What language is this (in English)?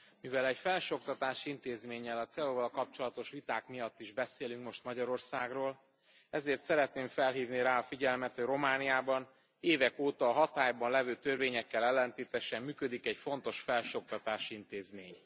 Hungarian